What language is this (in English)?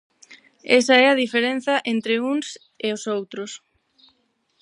Galician